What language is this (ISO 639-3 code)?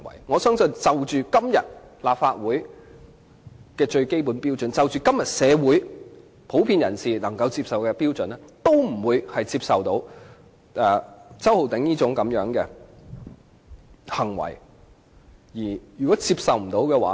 yue